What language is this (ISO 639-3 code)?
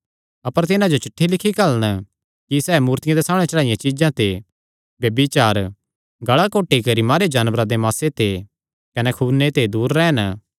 xnr